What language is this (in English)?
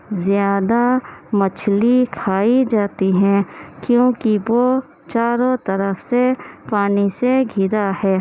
Urdu